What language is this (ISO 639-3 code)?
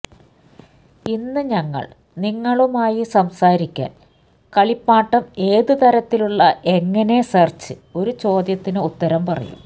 mal